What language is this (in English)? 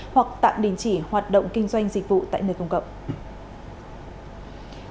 Vietnamese